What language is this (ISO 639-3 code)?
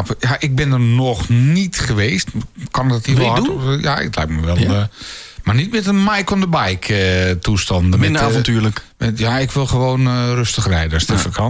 nld